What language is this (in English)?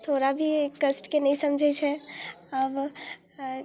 Maithili